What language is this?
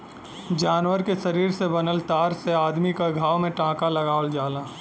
Bhojpuri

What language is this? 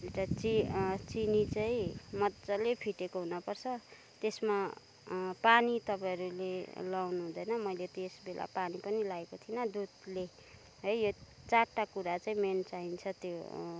Nepali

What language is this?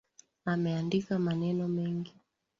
Swahili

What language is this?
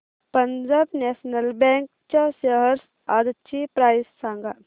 Marathi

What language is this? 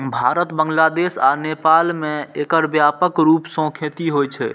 Maithili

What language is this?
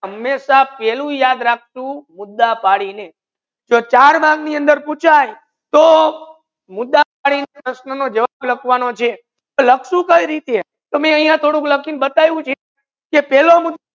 Gujarati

